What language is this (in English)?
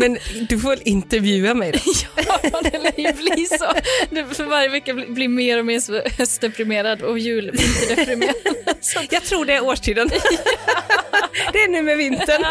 Swedish